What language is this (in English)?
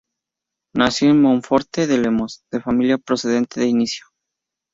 Spanish